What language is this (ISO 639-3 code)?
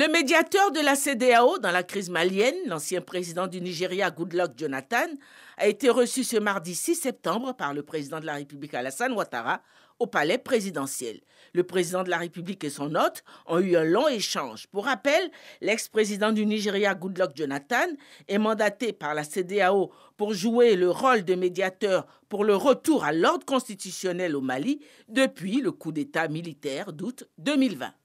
fra